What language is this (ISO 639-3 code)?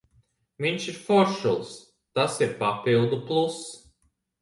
lav